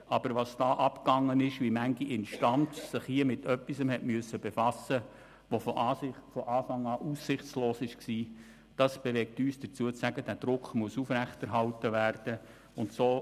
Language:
Swiss German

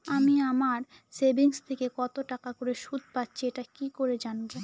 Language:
Bangla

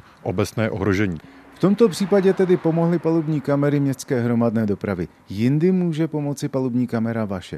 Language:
Czech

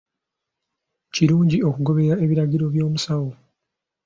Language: Ganda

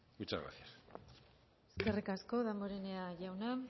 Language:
Basque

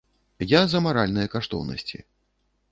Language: Belarusian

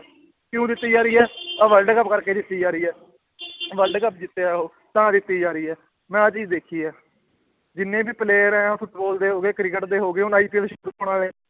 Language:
Punjabi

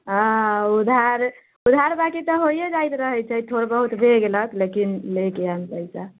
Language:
Maithili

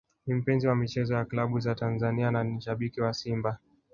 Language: Swahili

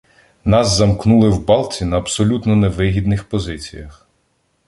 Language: Ukrainian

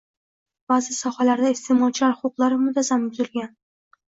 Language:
Uzbek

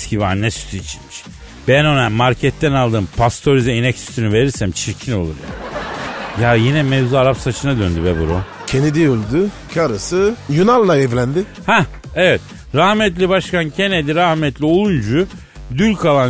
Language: Turkish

